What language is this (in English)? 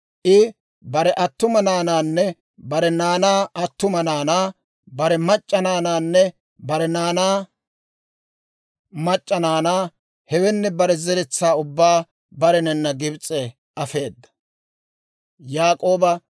Dawro